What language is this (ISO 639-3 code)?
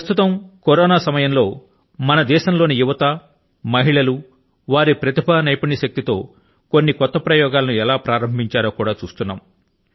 tel